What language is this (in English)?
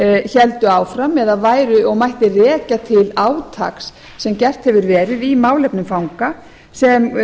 Icelandic